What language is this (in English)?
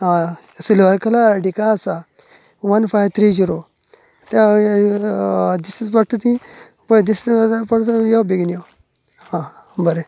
Konkani